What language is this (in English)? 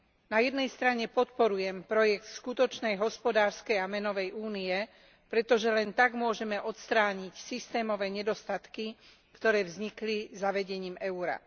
Slovak